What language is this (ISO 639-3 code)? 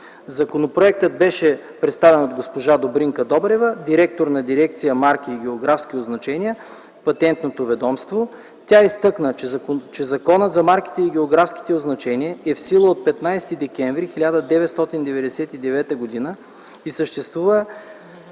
bul